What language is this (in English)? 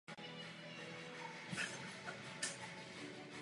Czech